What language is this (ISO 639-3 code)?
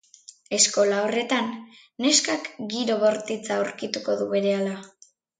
eus